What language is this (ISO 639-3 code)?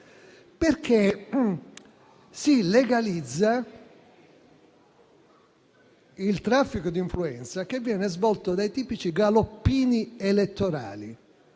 ita